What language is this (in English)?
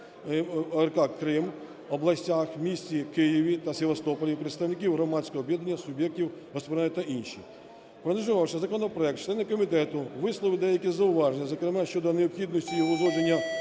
Ukrainian